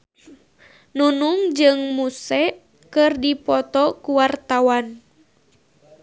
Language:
Sundanese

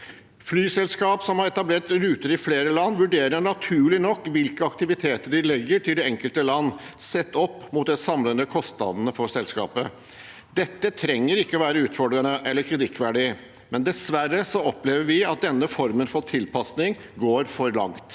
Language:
Norwegian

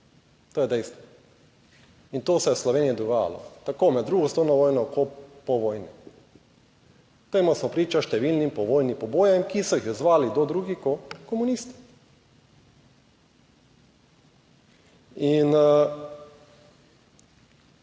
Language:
Slovenian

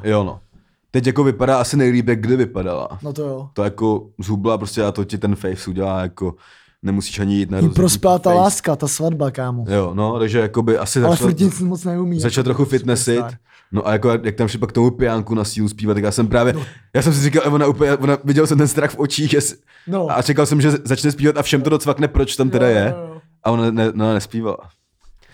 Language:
Czech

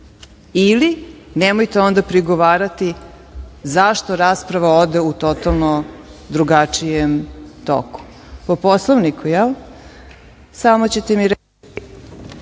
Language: Serbian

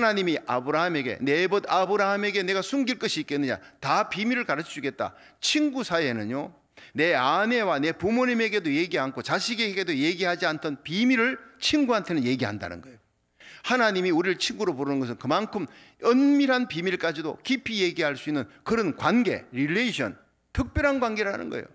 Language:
Korean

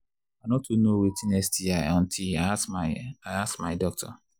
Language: Nigerian Pidgin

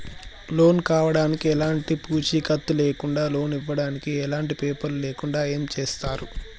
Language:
Telugu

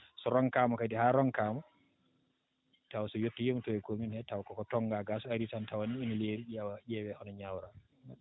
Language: Fula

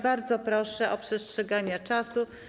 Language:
Polish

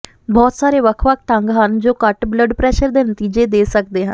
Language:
Punjabi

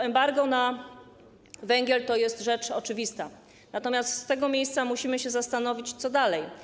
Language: Polish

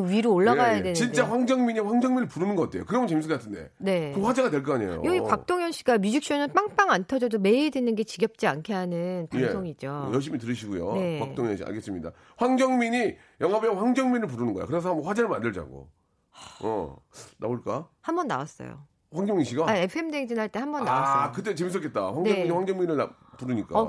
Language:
Korean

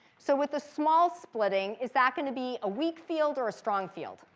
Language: English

